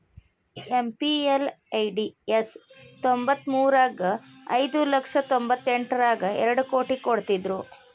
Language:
Kannada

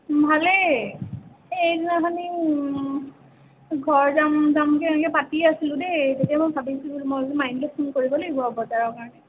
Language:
Assamese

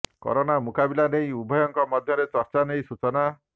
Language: Odia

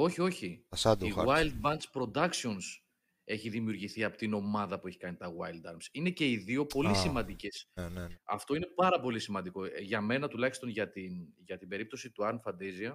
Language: Greek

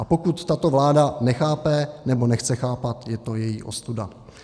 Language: Czech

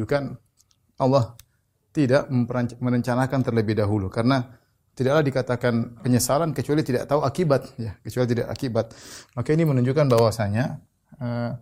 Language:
Indonesian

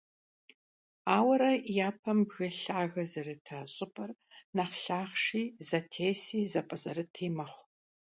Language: Kabardian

